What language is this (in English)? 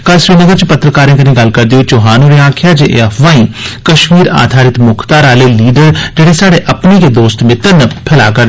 Dogri